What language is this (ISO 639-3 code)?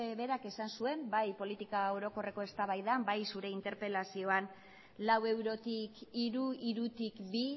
eus